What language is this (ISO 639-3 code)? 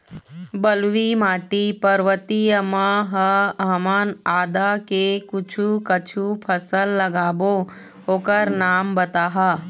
hne